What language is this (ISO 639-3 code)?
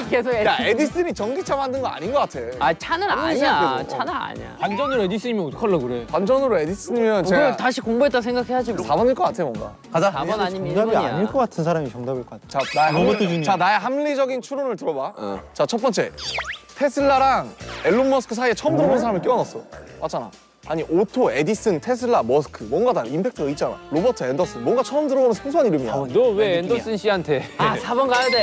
kor